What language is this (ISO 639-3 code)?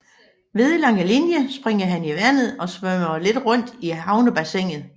dan